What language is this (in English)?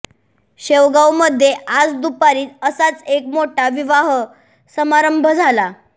Marathi